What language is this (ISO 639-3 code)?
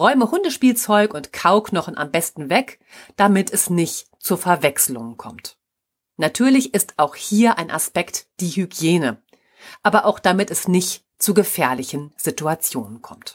deu